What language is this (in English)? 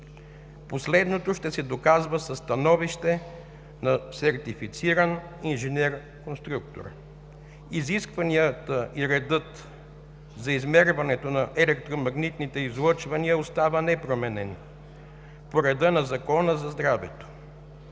Bulgarian